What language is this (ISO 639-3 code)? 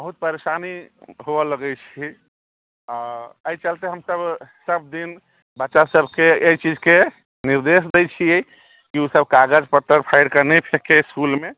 mai